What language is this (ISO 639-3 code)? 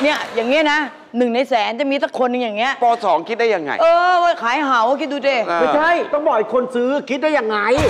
tha